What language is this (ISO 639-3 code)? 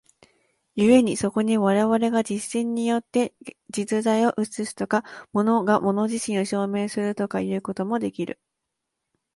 jpn